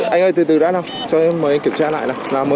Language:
Vietnamese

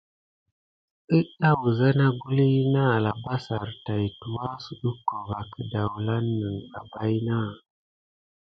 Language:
Gidar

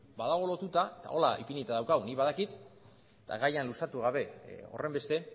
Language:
Basque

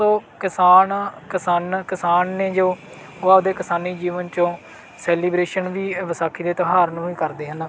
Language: Punjabi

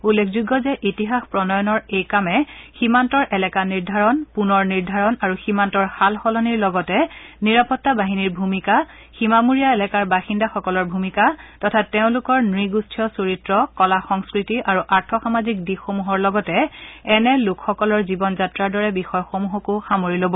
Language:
Assamese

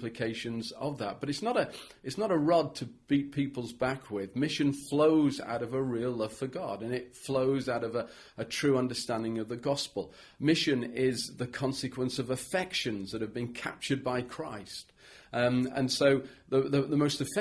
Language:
English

